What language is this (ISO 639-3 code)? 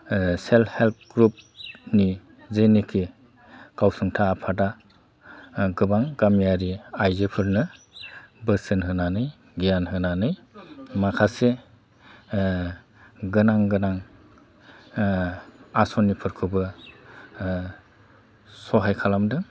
brx